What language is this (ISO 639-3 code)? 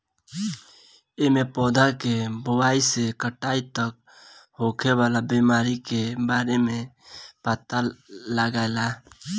bho